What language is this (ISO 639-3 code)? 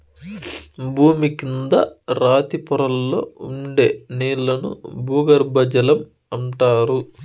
tel